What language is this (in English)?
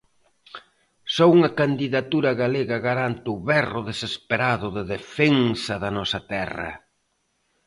Galician